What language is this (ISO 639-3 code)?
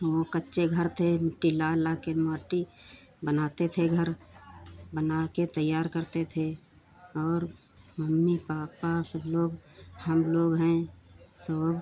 hin